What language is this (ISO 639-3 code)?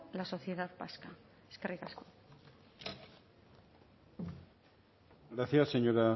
spa